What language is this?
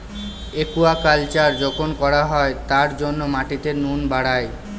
Bangla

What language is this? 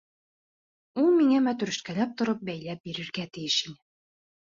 Bashkir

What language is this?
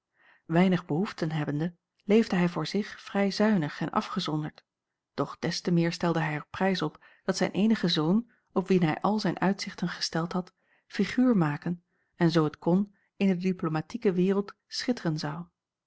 Dutch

